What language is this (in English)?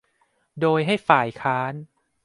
Thai